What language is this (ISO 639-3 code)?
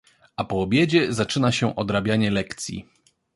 pol